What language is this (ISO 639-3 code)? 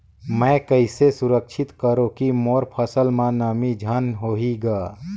hne